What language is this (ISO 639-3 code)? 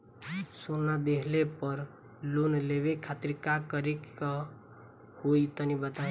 bho